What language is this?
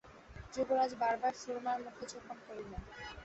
Bangla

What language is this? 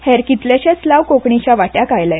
Konkani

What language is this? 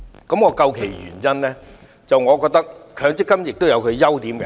Cantonese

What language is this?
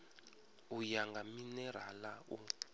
Venda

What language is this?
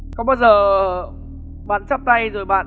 Vietnamese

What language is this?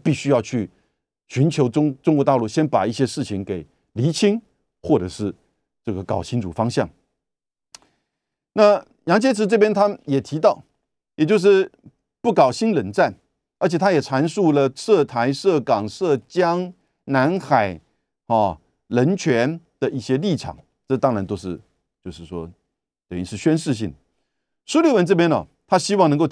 Chinese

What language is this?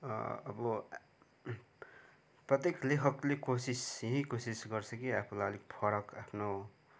Nepali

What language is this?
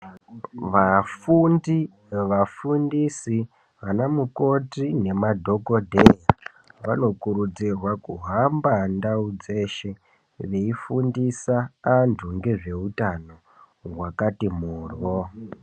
Ndau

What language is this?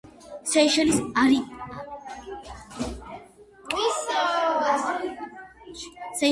Georgian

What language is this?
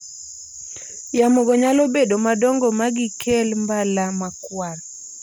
Luo (Kenya and Tanzania)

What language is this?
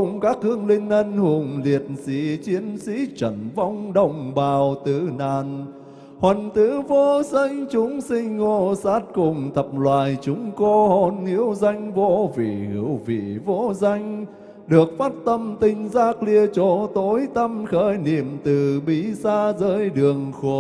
Vietnamese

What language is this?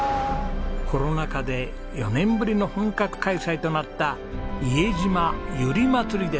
Japanese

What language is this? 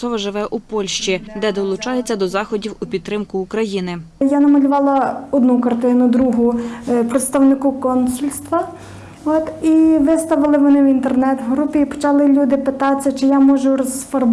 Ukrainian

